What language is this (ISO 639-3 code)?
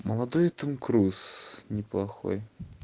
rus